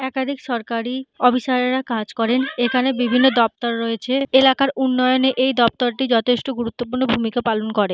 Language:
Bangla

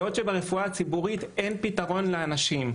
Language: Hebrew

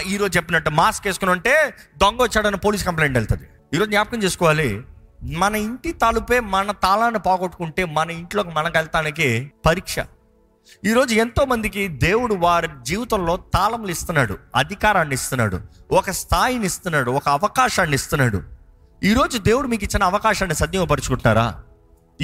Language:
Telugu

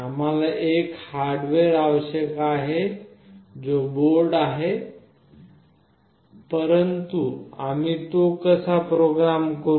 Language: Marathi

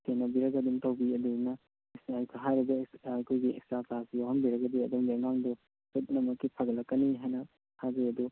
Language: Manipuri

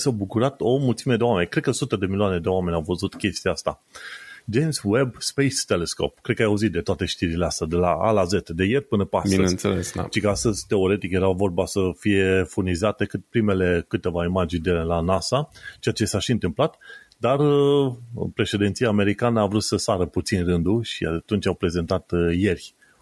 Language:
Romanian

